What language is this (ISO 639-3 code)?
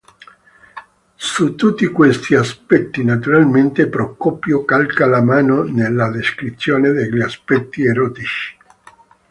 ita